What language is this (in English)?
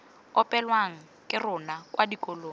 Tswana